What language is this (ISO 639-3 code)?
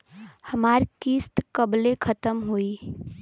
bho